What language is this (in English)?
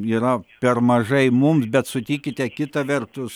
Lithuanian